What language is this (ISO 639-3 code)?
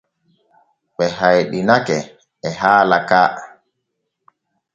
fue